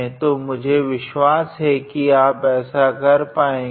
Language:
Hindi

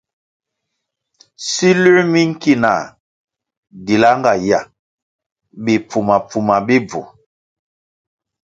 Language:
Kwasio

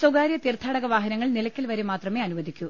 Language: Malayalam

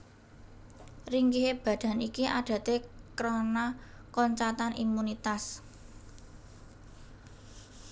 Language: Javanese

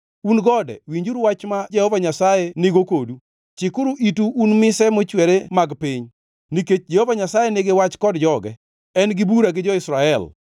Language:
Luo (Kenya and Tanzania)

